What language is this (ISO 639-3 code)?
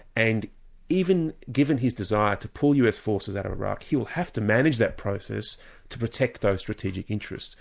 eng